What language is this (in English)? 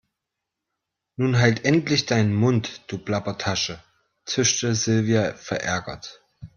German